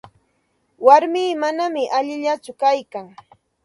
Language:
Santa Ana de Tusi Pasco Quechua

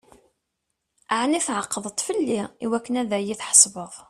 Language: Kabyle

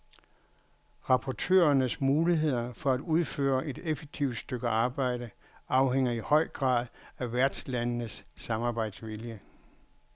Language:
Danish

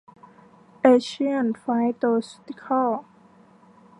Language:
Thai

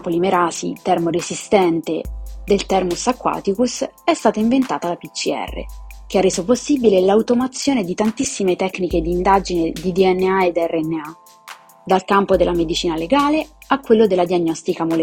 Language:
Italian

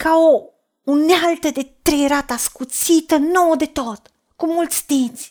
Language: Romanian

